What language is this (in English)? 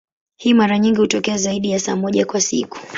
Swahili